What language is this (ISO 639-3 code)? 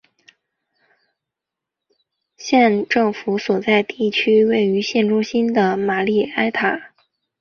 zho